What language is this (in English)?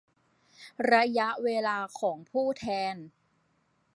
Thai